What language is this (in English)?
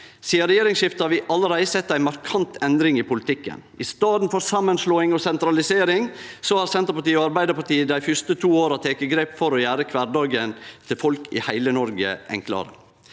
Norwegian